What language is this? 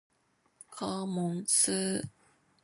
Chinese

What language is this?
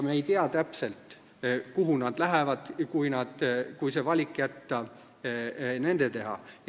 Estonian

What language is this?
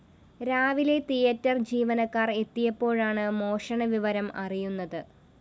Malayalam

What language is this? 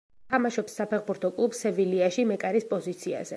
Georgian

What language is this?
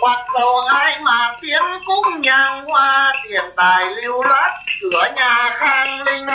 Vietnamese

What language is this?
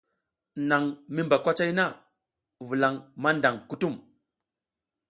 South Giziga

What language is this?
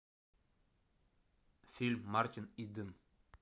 Russian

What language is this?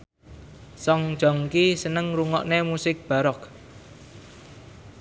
Javanese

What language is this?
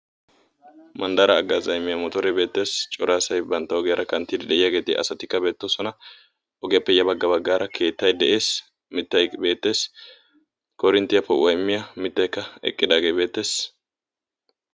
Wolaytta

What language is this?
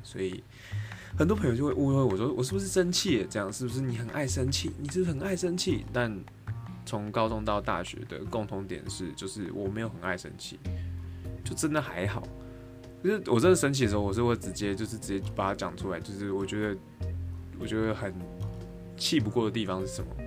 Chinese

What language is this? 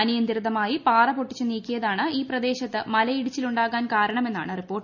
Malayalam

